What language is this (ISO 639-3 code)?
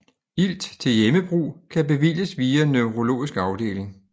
dan